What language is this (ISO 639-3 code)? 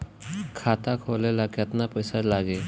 bho